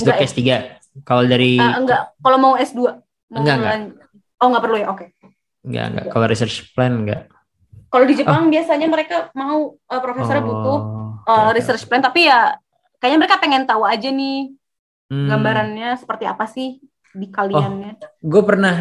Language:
Indonesian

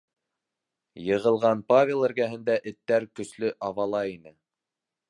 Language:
Bashkir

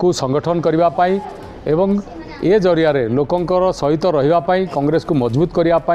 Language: Hindi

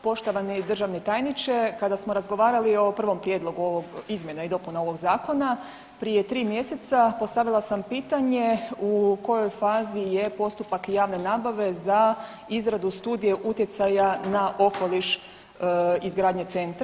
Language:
Croatian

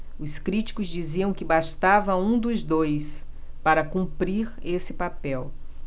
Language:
Portuguese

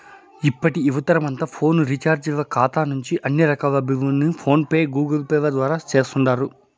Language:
Telugu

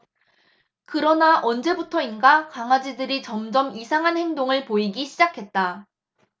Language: Korean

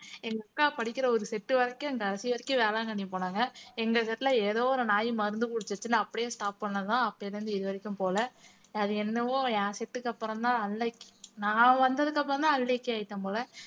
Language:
Tamil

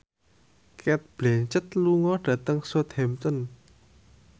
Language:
Javanese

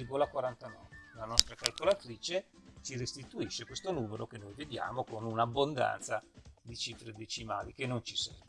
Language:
Italian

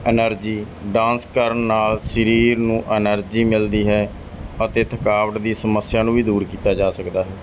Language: Punjabi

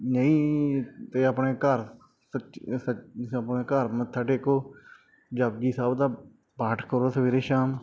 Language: Punjabi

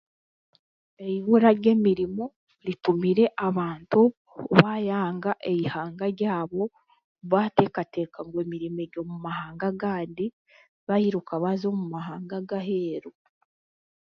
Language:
Chiga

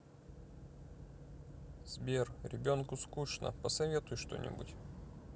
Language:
Russian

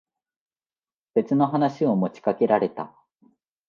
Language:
Japanese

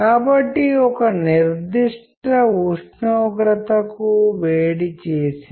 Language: Telugu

